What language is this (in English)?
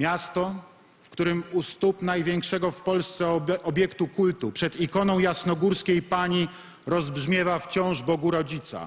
Polish